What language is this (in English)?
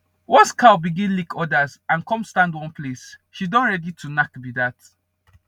Nigerian Pidgin